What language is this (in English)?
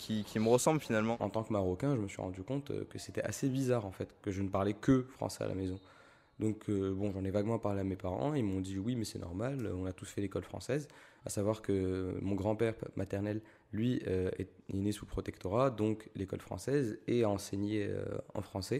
French